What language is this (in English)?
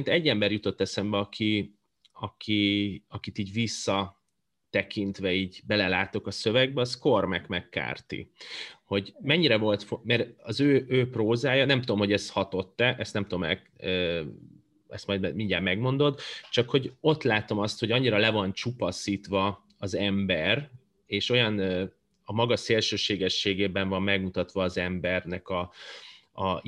Hungarian